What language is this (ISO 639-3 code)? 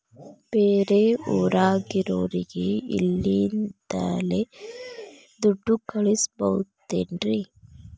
kan